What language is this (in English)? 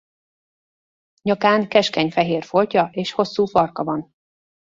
Hungarian